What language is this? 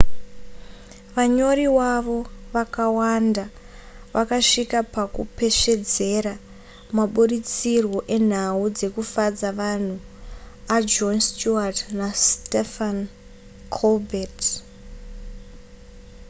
Shona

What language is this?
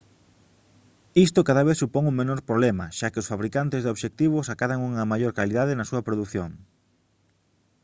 Galician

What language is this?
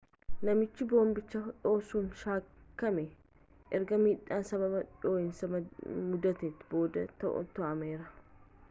Oromo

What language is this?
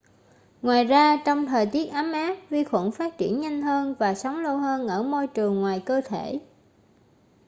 Vietnamese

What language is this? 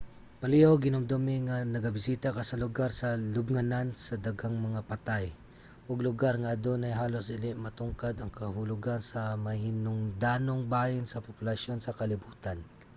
Cebuano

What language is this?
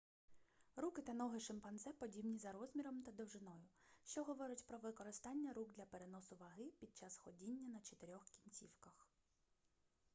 Ukrainian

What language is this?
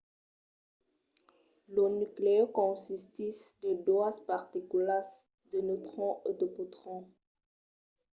Occitan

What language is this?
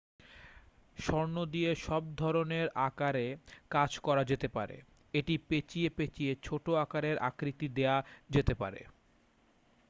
Bangla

